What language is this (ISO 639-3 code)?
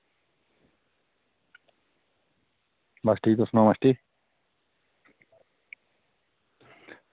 doi